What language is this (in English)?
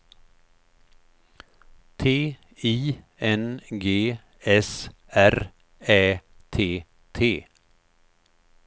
Swedish